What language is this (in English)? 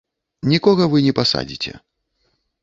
Belarusian